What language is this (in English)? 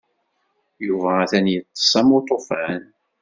Kabyle